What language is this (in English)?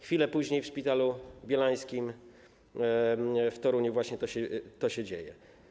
Polish